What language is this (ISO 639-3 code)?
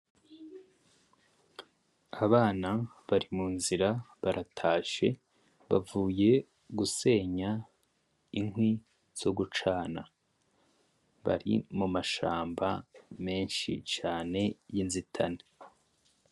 run